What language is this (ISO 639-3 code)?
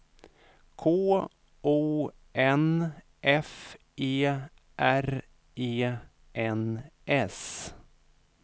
swe